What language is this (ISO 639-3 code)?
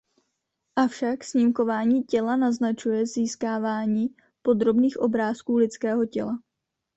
ces